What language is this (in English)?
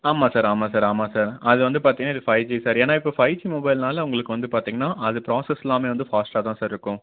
Tamil